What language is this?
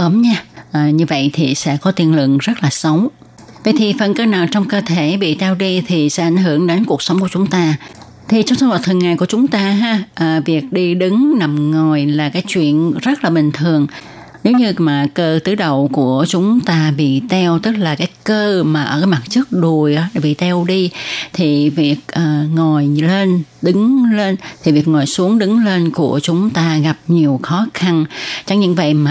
Vietnamese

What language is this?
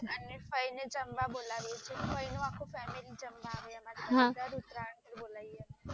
Gujarati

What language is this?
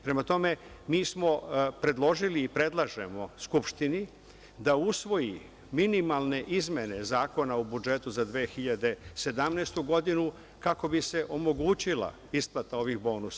Serbian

